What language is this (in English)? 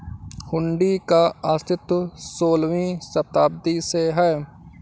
Hindi